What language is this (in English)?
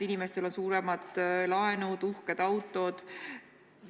Estonian